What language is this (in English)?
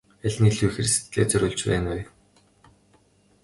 Mongolian